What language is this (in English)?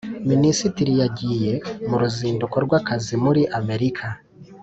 Kinyarwanda